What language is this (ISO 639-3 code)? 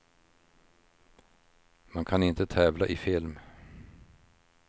swe